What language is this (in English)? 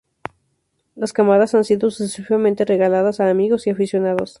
Spanish